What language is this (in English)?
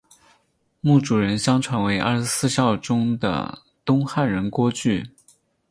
Chinese